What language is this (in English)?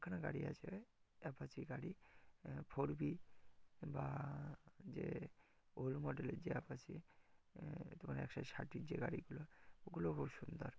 Bangla